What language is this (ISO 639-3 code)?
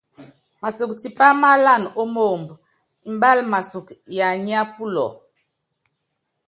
yav